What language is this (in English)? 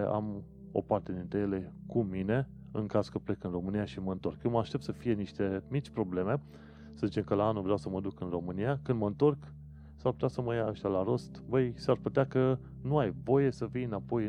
Romanian